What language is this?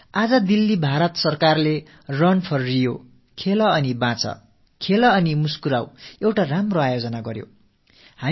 Tamil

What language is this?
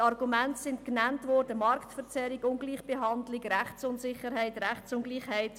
Swiss German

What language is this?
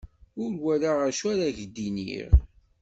Kabyle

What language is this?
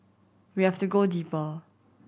English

